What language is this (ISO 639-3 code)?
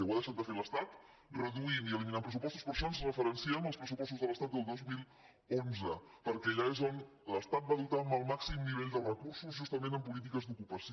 cat